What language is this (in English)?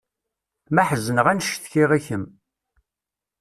Kabyle